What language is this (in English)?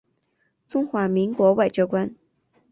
Chinese